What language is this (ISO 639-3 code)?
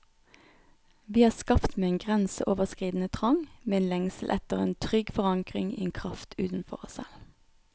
nor